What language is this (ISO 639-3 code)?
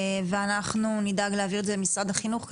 heb